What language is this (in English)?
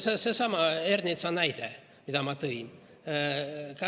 Estonian